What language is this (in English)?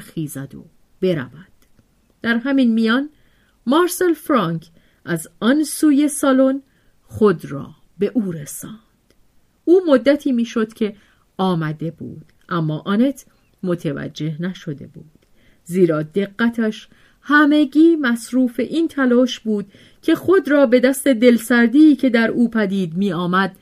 Persian